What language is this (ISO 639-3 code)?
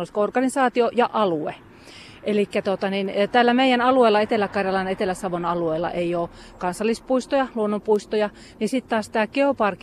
fin